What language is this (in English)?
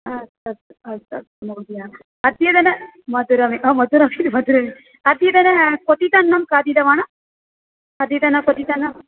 Sanskrit